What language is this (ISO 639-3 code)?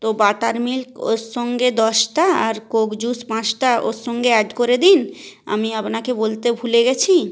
ben